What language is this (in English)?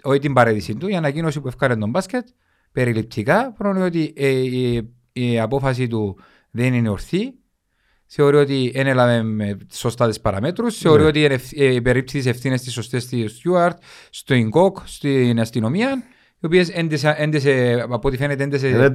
Greek